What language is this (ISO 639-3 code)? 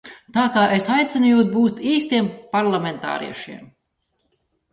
lav